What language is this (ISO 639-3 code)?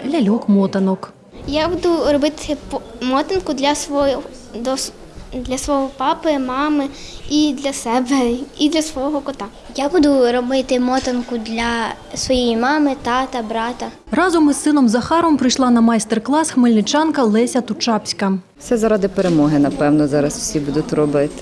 ukr